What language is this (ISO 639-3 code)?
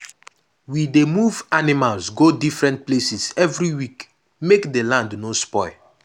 pcm